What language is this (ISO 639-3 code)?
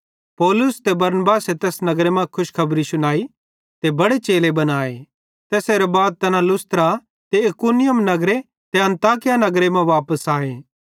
bhd